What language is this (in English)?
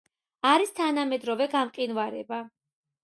Georgian